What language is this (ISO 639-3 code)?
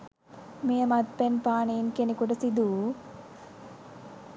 sin